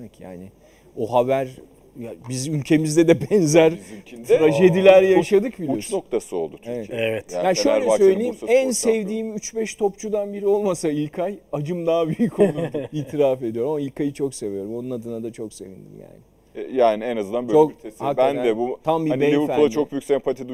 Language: Turkish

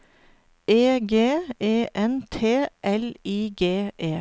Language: Norwegian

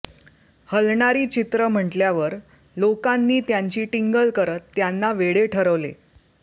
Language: Marathi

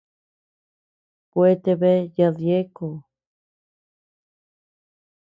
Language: Tepeuxila Cuicatec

